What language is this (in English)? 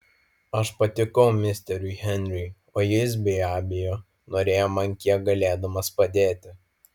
Lithuanian